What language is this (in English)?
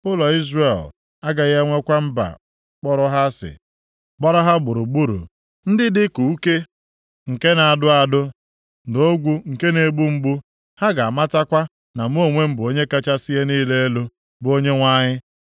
Igbo